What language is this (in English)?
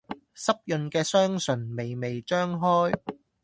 Cantonese